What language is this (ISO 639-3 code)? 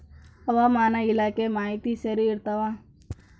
kan